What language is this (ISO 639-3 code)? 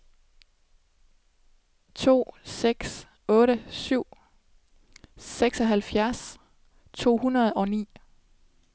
dan